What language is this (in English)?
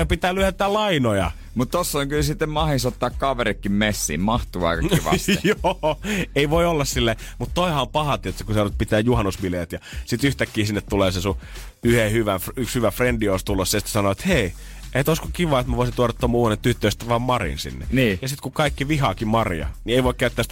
Finnish